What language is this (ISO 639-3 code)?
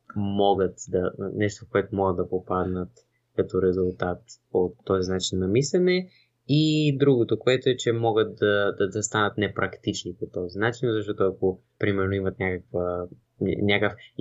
bul